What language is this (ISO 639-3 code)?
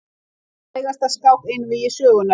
isl